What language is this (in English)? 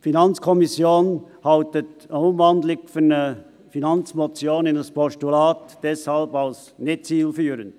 Swiss German